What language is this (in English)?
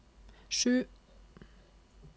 Norwegian